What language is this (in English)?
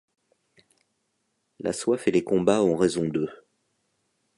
French